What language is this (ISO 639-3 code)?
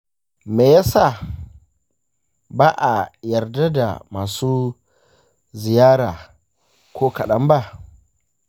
hau